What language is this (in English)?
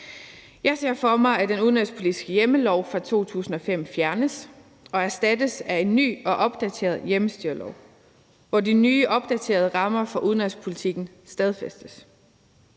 Danish